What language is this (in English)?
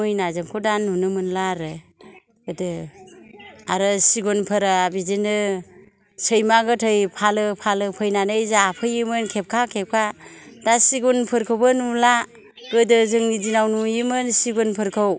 Bodo